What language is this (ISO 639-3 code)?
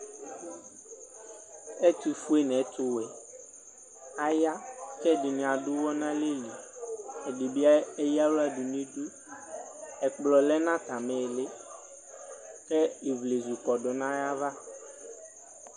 kpo